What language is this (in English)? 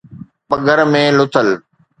Sindhi